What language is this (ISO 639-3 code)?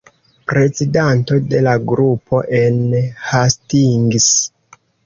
epo